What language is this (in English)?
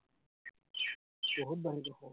Assamese